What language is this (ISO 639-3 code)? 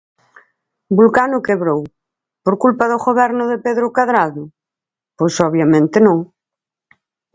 glg